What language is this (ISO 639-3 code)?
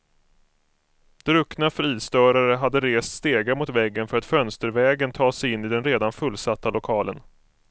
swe